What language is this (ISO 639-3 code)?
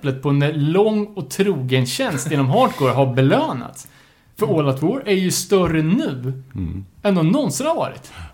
swe